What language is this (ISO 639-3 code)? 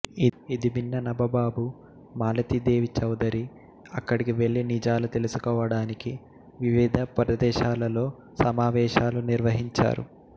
tel